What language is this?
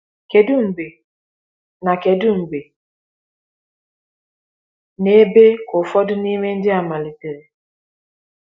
Igbo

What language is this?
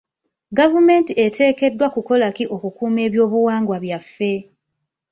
Ganda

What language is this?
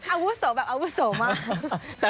Thai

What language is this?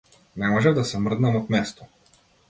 Macedonian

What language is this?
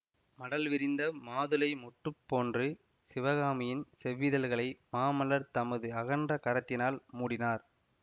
Tamil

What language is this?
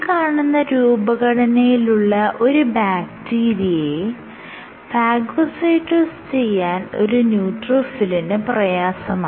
Malayalam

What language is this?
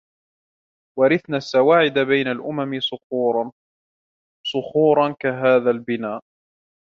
Arabic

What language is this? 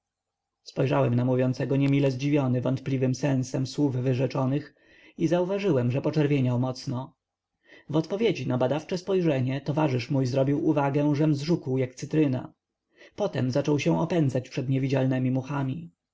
Polish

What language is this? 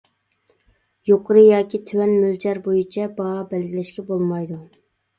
Uyghur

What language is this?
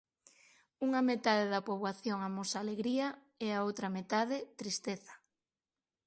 Galician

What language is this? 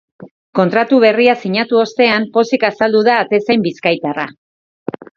Basque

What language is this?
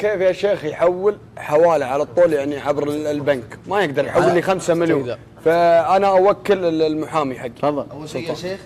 Arabic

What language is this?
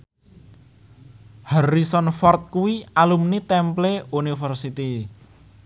Javanese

